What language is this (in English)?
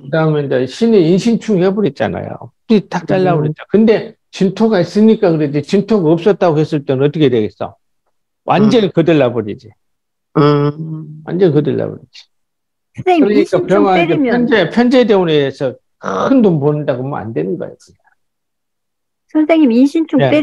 Korean